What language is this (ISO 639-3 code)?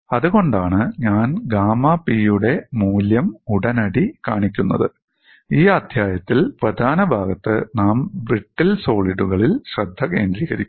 mal